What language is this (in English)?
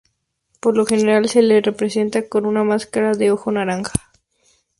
Spanish